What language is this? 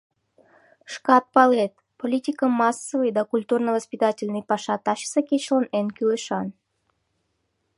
Mari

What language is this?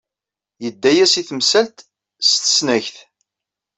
Kabyle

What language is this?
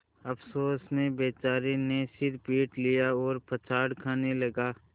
Hindi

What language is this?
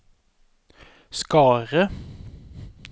Norwegian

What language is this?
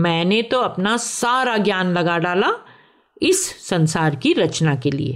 Hindi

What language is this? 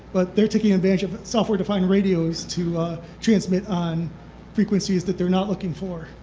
English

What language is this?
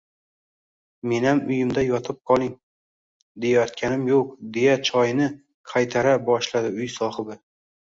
Uzbek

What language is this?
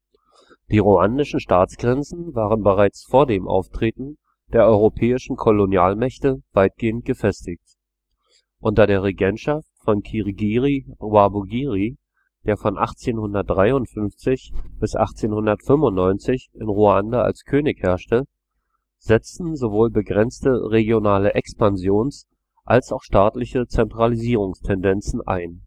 German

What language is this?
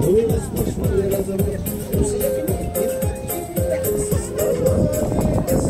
Arabic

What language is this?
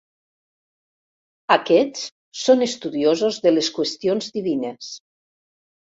Catalan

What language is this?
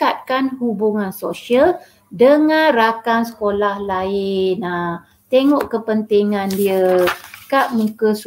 Malay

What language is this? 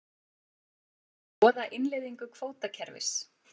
Icelandic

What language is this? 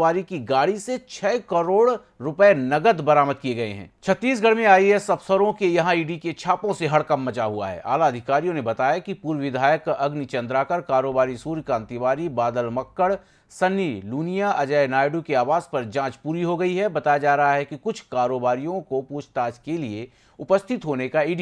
Hindi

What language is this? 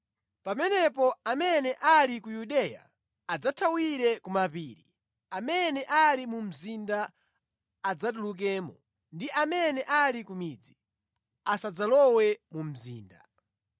Nyanja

